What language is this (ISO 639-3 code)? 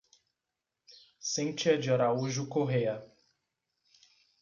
por